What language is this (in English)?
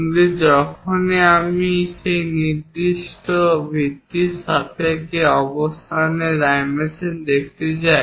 Bangla